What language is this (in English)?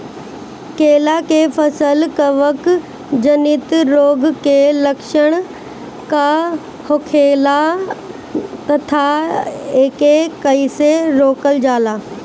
Bhojpuri